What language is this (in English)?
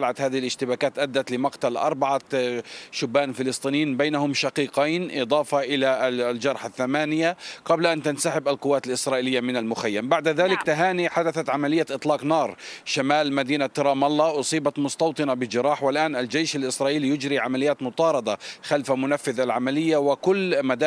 Arabic